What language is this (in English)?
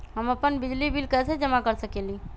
Magahi